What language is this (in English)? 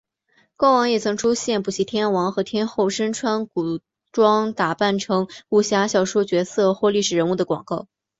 Chinese